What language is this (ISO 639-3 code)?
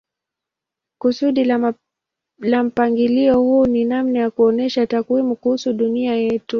swa